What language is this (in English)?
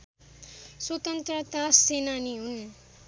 Nepali